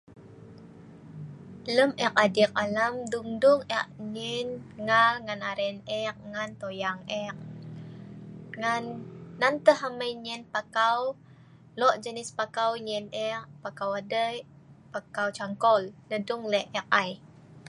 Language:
Sa'ban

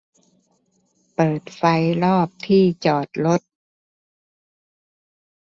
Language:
Thai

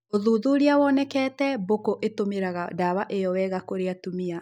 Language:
Kikuyu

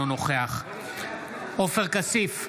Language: Hebrew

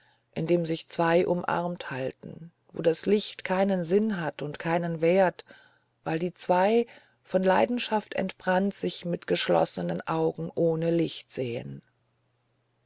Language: German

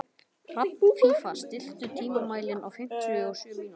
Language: Icelandic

